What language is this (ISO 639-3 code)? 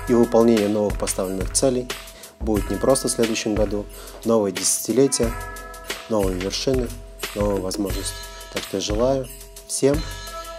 rus